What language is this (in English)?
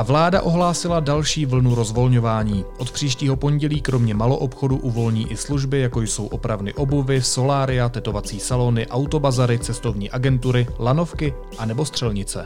Czech